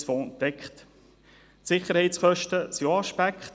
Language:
Swiss German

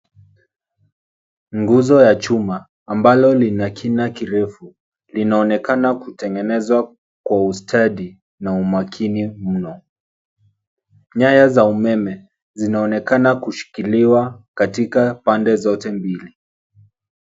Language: Swahili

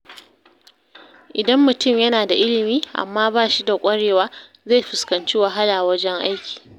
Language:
Hausa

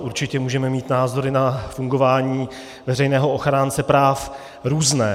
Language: Czech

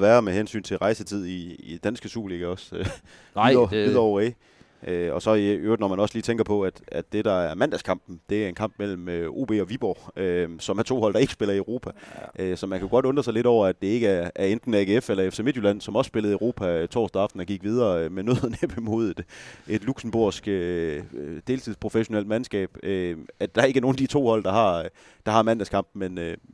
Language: Danish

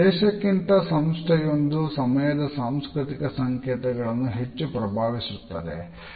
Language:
Kannada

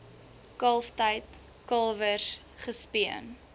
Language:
Afrikaans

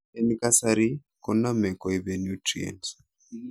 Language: Kalenjin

